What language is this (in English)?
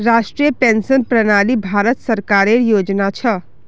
Magahi